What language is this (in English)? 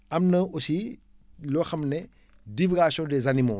Wolof